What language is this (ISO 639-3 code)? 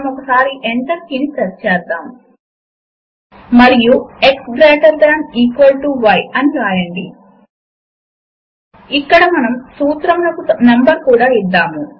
tel